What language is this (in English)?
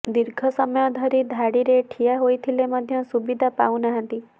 Odia